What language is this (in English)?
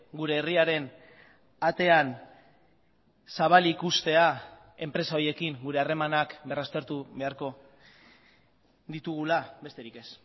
Basque